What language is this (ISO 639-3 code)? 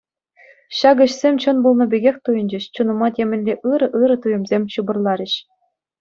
chv